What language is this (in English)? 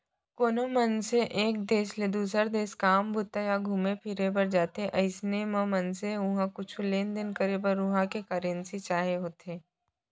Chhattisgarhi